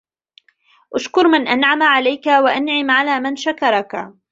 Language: Arabic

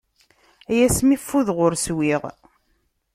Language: Kabyle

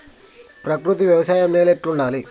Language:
Telugu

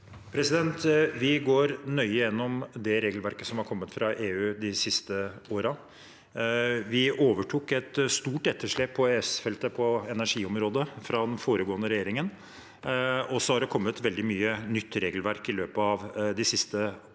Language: Norwegian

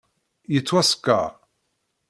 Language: Kabyle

